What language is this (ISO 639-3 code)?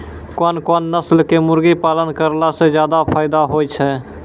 mai